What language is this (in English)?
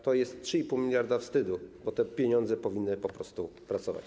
Polish